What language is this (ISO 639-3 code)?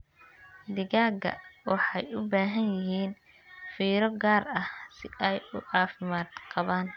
som